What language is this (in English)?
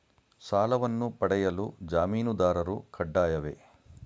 Kannada